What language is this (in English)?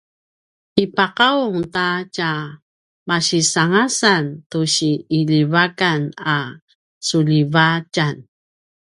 Paiwan